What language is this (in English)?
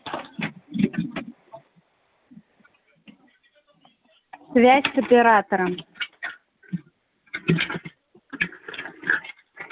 Russian